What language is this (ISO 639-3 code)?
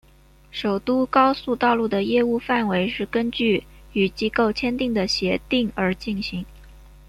zho